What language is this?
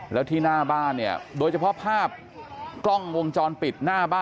Thai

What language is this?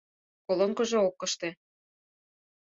Mari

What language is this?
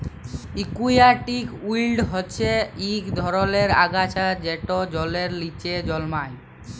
Bangla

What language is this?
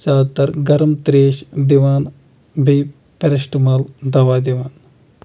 Kashmiri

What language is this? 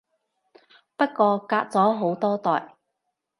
Cantonese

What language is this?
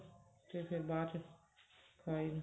Punjabi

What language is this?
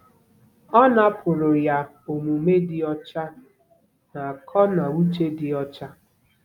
Igbo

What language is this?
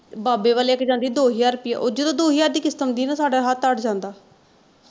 Punjabi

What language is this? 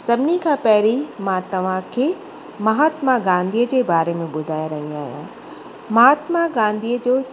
Sindhi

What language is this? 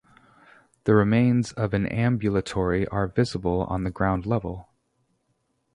English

